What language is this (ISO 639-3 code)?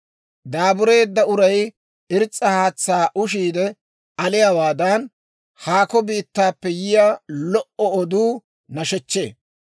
dwr